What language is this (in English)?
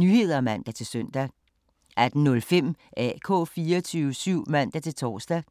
Danish